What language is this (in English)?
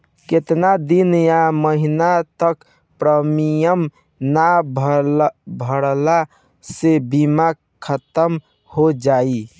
Bhojpuri